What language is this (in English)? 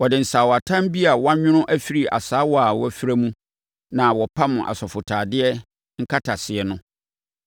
Akan